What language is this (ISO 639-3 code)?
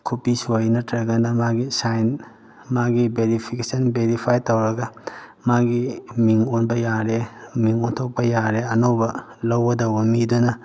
mni